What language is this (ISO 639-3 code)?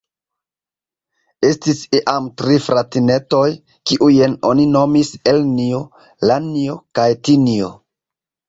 epo